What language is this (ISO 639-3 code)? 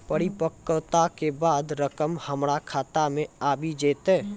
mai